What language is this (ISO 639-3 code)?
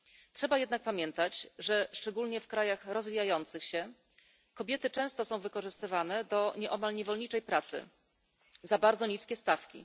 pol